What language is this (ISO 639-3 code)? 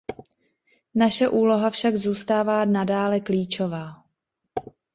ces